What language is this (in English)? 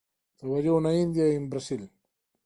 Galician